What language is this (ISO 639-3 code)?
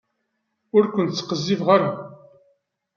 kab